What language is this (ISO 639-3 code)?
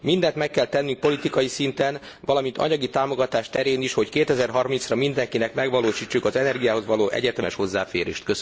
hun